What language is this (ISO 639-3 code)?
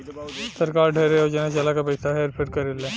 bho